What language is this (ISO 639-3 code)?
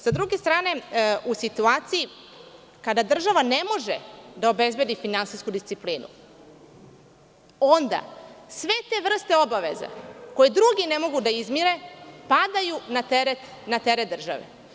srp